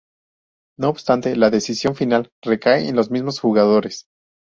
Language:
Spanish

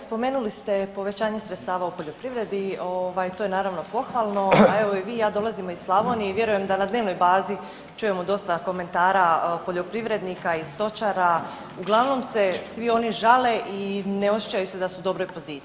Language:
Croatian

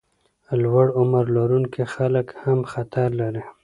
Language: Pashto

